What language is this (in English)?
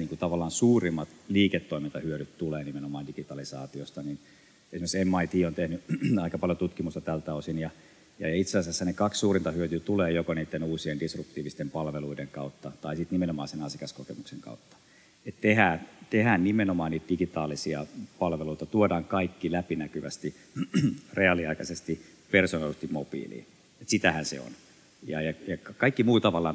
Finnish